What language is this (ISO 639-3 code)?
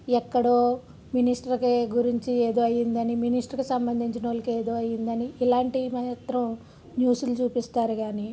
tel